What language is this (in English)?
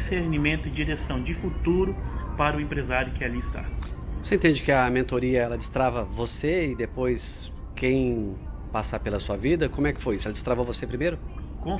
Portuguese